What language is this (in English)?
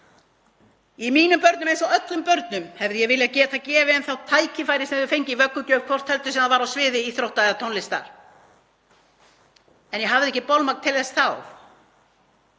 Icelandic